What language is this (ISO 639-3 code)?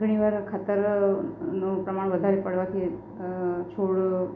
guj